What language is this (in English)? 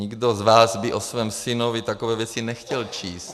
Czech